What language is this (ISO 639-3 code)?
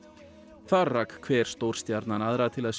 isl